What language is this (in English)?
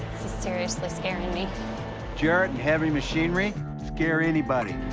English